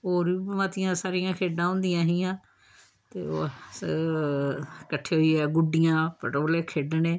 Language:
Dogri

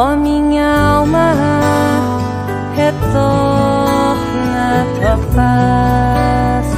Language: Portuguese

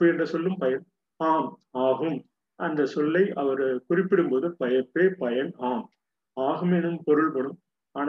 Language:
Tamil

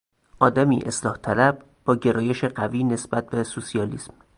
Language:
Persian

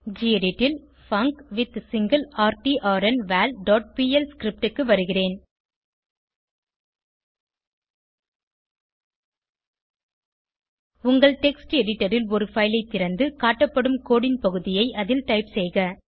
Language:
Tamil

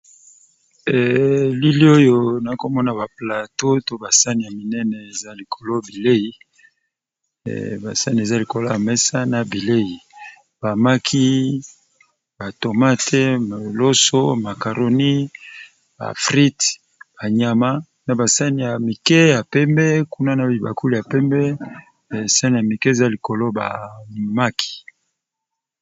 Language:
Lingala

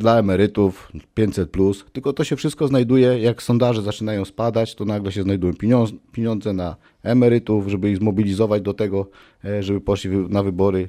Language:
Polish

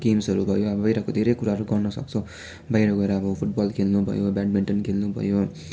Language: Nepali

